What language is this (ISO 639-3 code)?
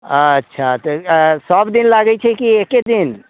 mai